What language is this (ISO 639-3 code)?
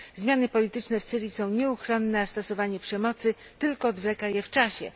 pol